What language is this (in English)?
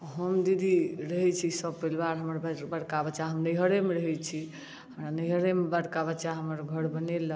Maithili